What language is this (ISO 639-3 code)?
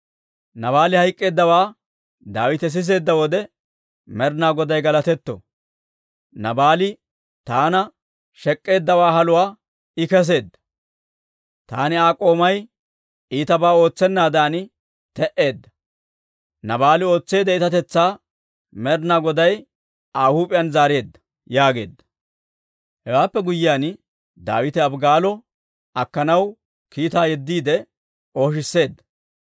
dwr